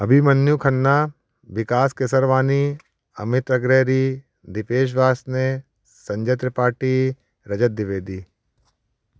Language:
Hindi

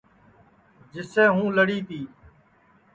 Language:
Sansi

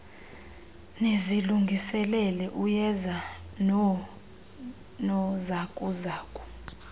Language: Xhosa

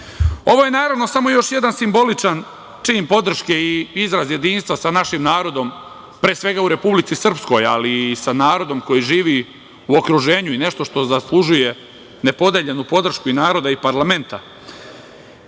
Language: Serbian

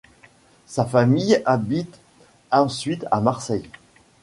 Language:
French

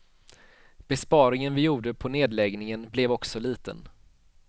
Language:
Swedish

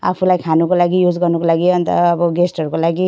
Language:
Nepali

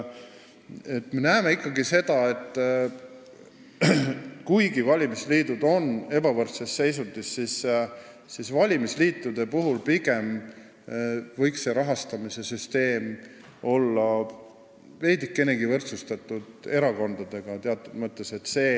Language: Estonian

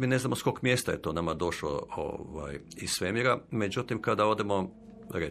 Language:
Croatian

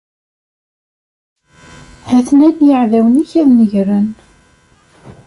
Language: Kabyle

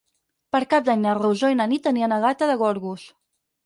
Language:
Catalan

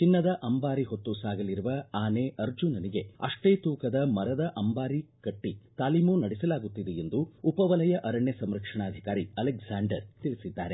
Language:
Kannada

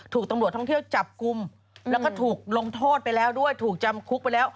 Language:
Thai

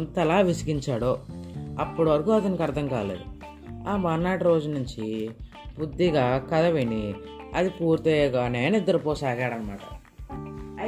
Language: Telugu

